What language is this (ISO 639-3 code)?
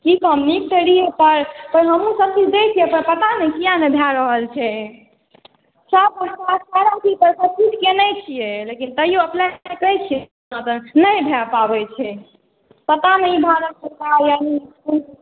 mai